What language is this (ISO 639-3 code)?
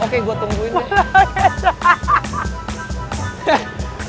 ind